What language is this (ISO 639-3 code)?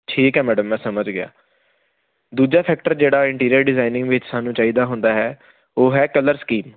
pan